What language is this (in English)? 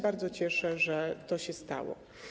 Polish